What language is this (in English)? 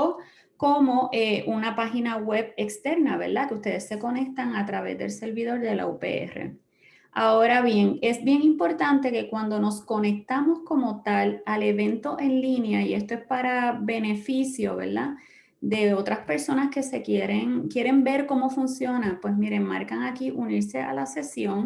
Spanish